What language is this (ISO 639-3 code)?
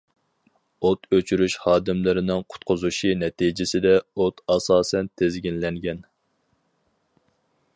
uig